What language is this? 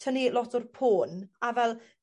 Welsh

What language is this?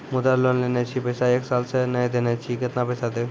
Maithili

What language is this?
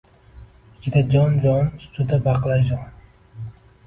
Uzbek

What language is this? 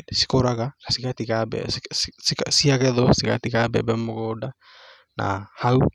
Kikuyu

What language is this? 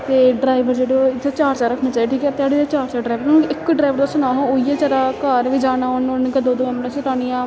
Dogri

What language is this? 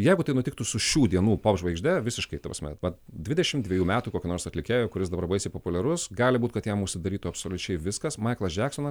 Lithuanian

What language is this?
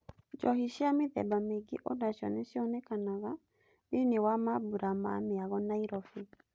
Kikuyu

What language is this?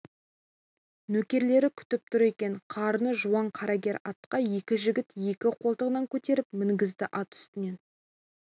Kazakh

